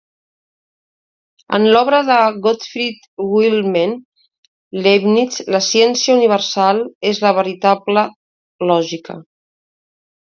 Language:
Catalan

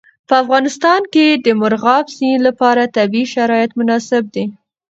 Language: Pashto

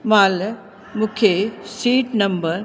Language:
Sindhi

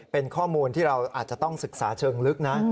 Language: Thai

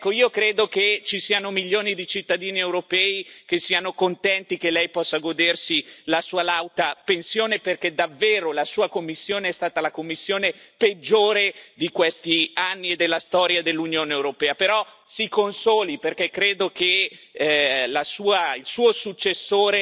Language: Italian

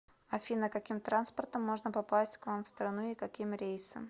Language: Russian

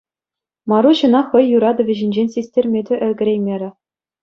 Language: Chuvash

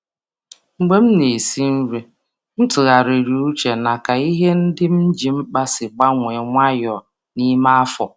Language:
Igbo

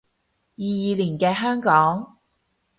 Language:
Cantonese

